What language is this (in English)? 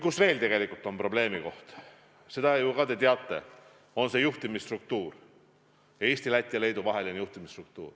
Estonian